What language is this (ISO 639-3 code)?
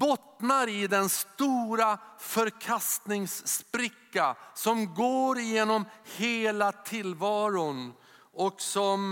swe